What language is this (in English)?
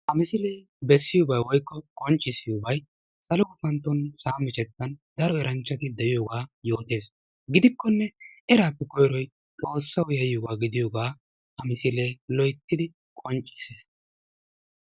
Wolaytta